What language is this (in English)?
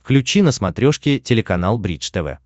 Russian